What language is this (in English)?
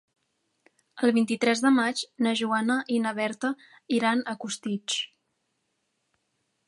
Catalan